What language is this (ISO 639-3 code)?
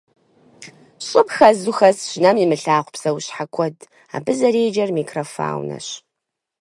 kbd